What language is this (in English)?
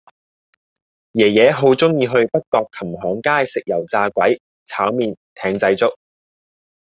Cantonese